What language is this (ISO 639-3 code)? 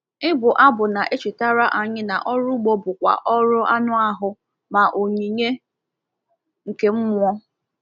ibo